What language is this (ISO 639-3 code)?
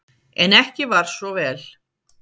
isl